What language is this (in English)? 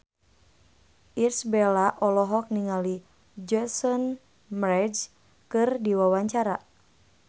Sundanese